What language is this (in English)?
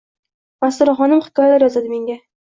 Uzbek